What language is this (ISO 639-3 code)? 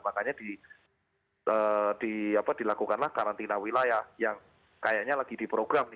ind